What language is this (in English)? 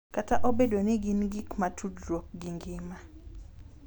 Luo (Kenya and Tanzania)